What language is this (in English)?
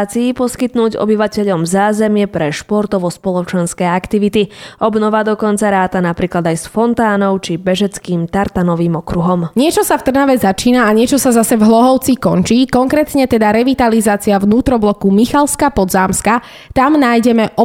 Slovak